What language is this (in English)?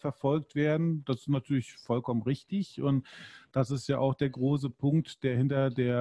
German